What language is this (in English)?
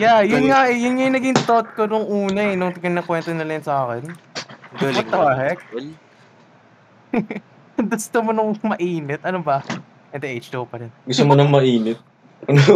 Filipino